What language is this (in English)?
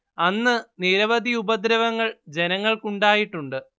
Malayalam